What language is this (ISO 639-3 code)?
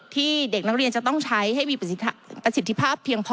tha